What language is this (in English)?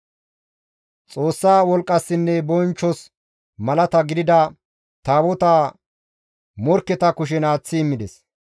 Gamo